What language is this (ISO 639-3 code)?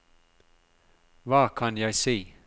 nor